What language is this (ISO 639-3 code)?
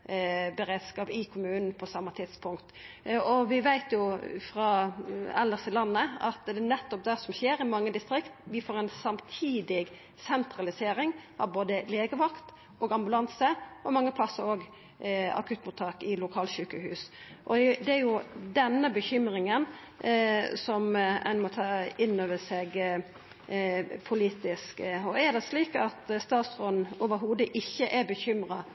nno